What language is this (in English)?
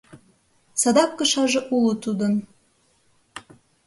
Mari